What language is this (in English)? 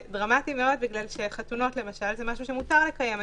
Hebrew